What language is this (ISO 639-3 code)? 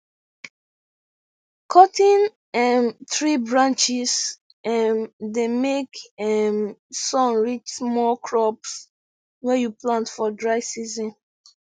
pcm